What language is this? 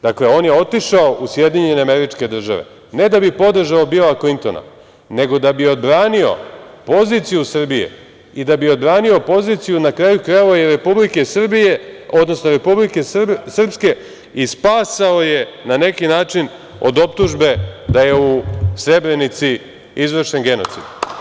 Serbian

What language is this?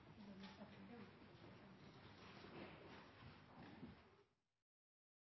Norwegian Nynorsk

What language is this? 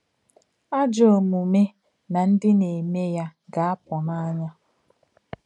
Igbo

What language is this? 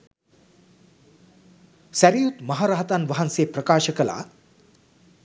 Sinhala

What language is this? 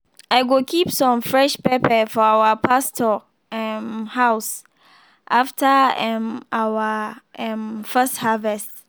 Nigerian Pidgin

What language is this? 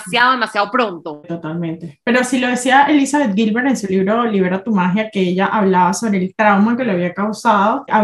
Spanish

